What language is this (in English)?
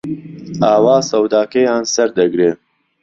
Central Kurdish